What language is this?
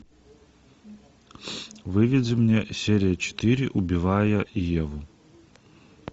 Russian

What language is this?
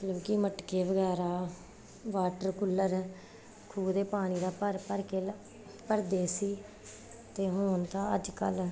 Punjabi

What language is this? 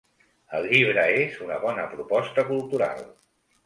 Catalan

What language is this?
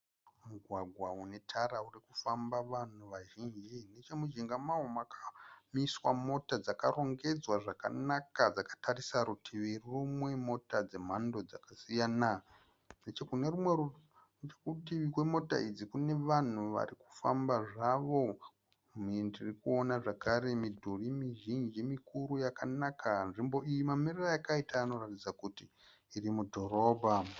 Shona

